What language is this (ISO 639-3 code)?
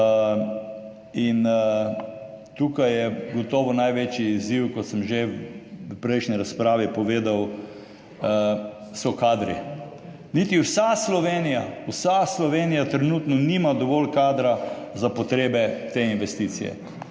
slv